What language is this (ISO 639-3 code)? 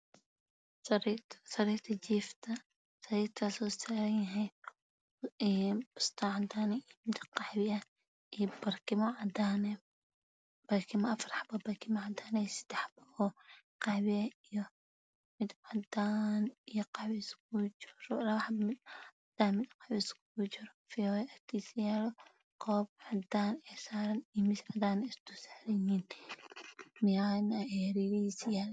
som